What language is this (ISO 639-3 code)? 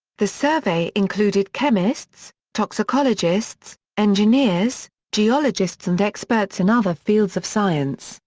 eng